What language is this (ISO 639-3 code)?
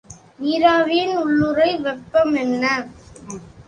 tam